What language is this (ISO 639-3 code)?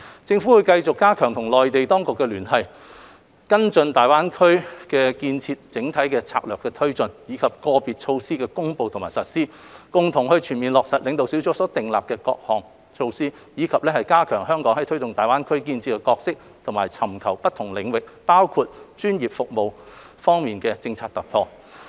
yue